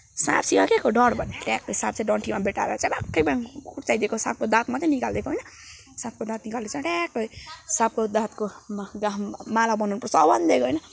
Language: Nepali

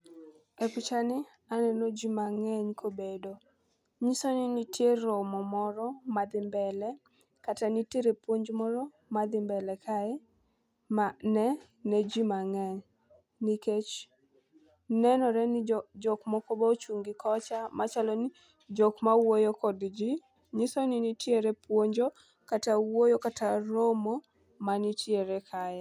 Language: Luo (Kenya and Tanzania)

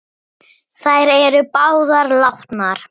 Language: Icelandic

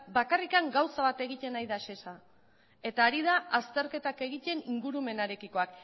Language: Basque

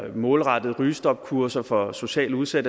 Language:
Danish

